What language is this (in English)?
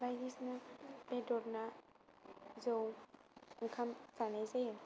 Bodo